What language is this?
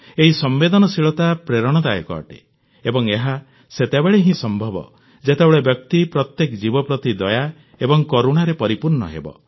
Odia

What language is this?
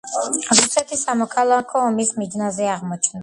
Georgian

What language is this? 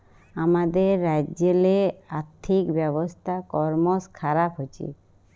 Bangla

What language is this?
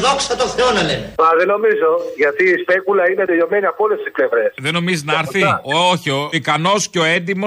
Greek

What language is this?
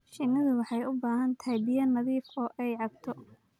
Somali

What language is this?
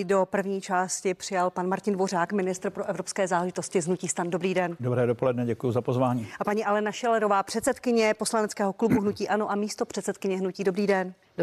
Czech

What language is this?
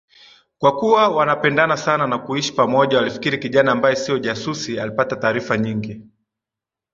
Swahili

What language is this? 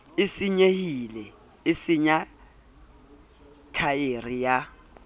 Southern Sotho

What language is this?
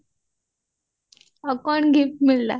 Odia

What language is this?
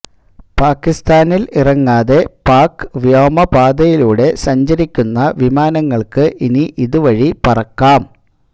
Malayalam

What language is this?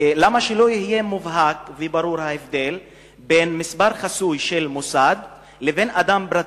Hebrew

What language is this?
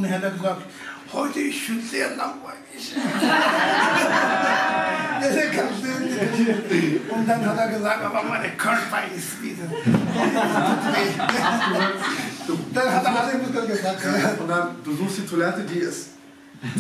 German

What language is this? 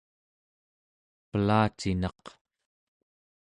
Central Yupik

